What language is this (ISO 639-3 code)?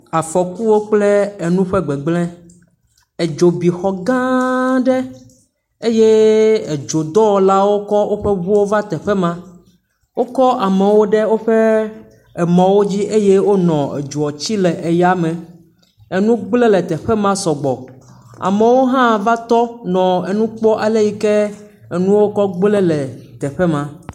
ewe